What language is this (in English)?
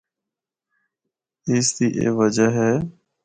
Northern Hindko